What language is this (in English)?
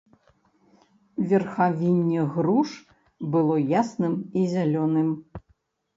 Belarusian